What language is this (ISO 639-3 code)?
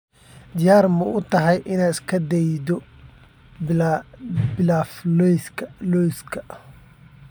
som